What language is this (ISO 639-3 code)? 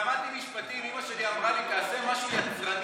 heb